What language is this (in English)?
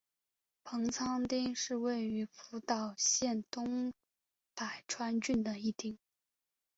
Chinese